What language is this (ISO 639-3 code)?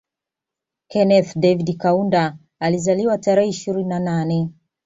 swa